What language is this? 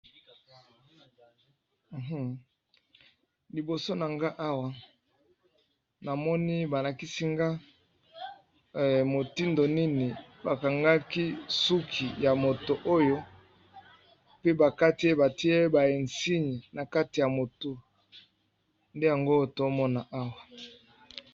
Lingala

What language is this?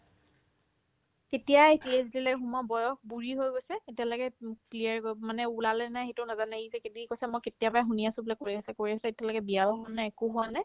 Assamese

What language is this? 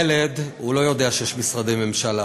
Hebrew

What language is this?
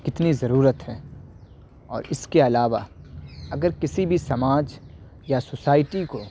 Urdu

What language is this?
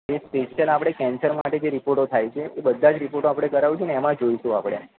Gujarati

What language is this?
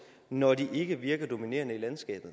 Danish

